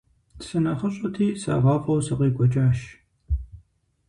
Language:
Kabardian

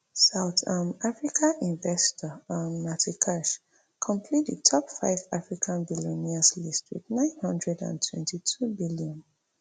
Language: Nigerian Pidgin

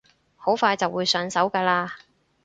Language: Cantonese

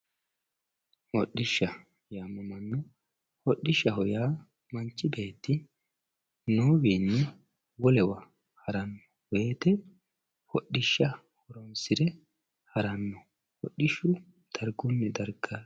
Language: Sidamo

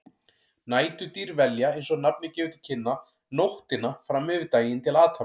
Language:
Icelandic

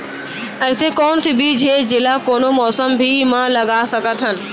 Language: Chhattisgarhi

